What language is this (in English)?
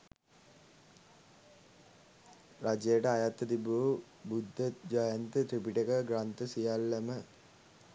Sinhala